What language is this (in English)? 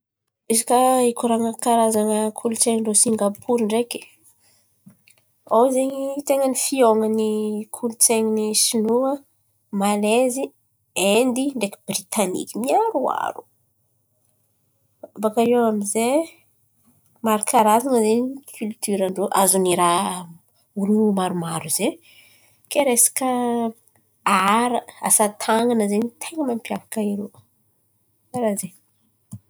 Antankarana Malagasy